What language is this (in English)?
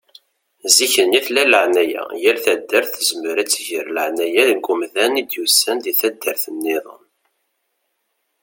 Kabyle